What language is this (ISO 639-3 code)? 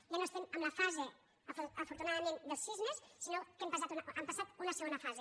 cat